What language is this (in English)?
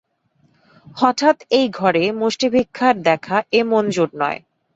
Bangla